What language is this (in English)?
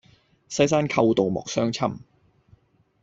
Cantonese